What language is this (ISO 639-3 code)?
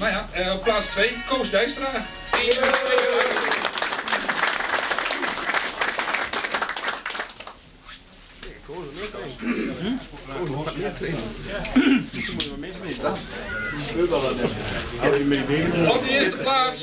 nld